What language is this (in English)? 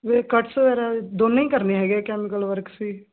Punjabi